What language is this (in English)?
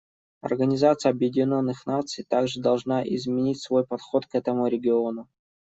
Russian